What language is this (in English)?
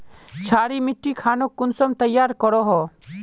Magahi